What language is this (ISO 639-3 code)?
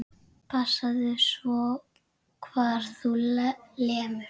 isl